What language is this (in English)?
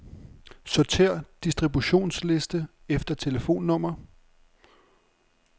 Danish